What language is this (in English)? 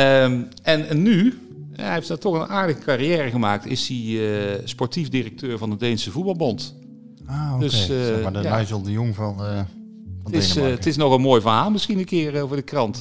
Dutch